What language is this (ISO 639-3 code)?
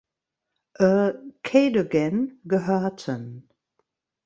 deu